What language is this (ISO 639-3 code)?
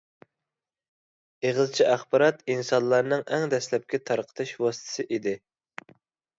uig